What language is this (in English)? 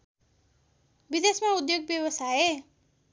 Nepali